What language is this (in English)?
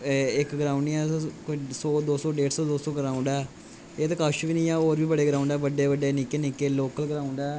Dogri